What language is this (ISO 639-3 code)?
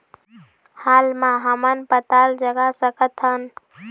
hne